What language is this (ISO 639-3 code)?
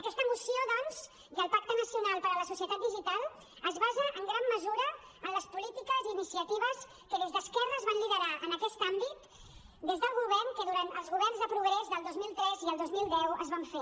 cat